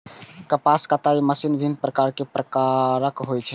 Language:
Maithili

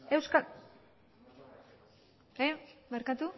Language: Basque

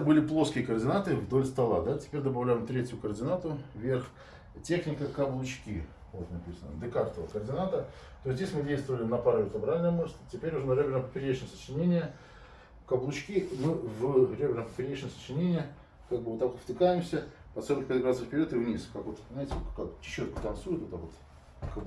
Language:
Russian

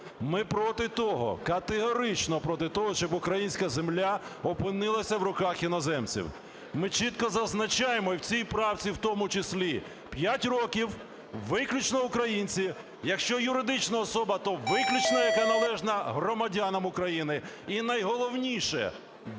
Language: Ukrainian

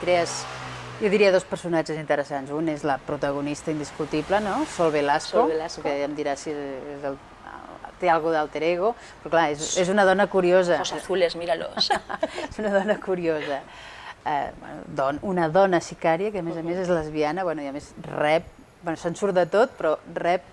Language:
Spanish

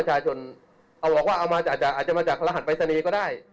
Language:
Thai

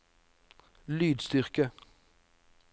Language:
Norwegian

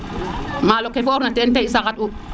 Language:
Serer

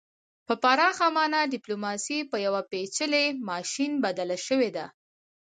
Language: Pashto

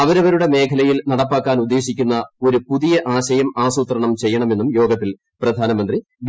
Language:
Malayalam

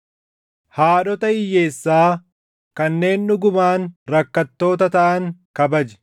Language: Oromo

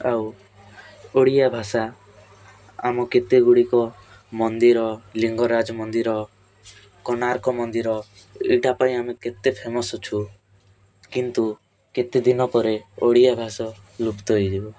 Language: Odia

